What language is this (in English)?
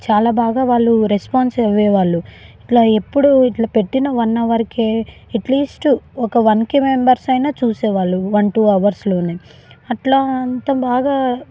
Telugu